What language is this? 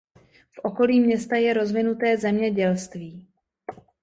Czech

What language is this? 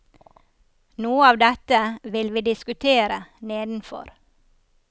Norwegian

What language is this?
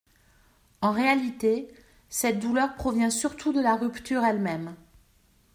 French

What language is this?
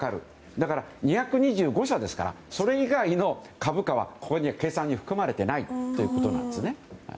Japanese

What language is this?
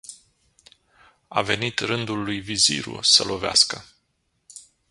Romanian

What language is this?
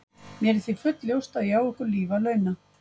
Icelandic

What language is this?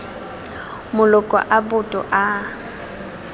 Tswana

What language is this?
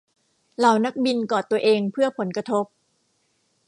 Thai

